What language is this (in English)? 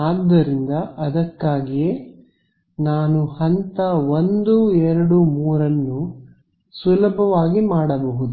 Kannada